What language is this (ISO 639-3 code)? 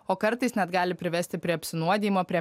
lit